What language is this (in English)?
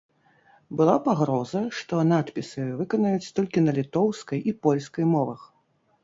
Belarusian